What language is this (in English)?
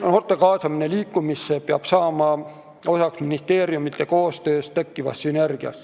Estonian